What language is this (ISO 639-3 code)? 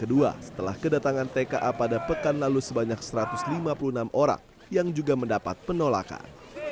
ind